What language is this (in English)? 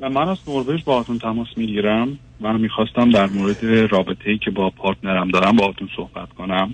Persian